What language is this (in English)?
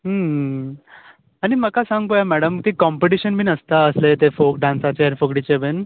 Konkani